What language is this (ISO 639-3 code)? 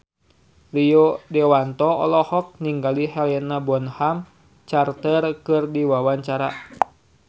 sun